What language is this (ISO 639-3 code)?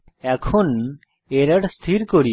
ben